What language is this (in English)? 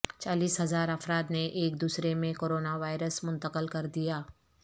Urdu